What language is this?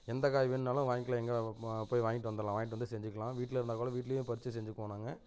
Tamil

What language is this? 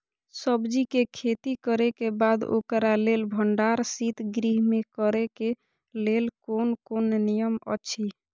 Maithili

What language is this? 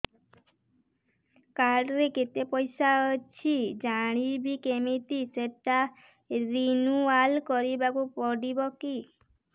Odia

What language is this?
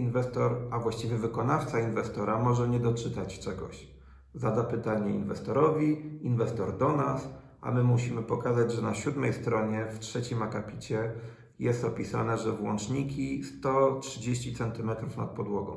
Polish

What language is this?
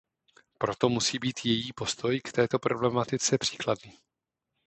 Czech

